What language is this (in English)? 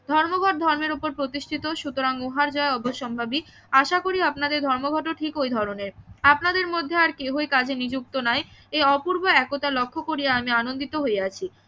Bangla